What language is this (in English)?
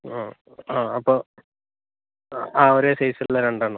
Malayalam